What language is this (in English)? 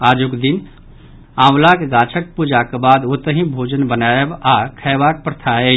Maithili